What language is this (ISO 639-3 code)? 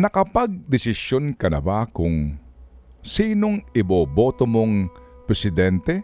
fil